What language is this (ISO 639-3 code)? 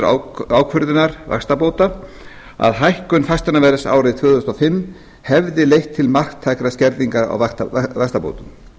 isl